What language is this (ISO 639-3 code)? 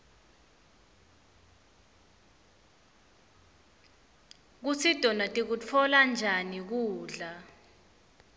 ssw